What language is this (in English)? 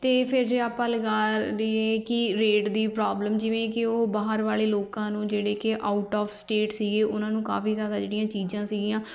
Punjabi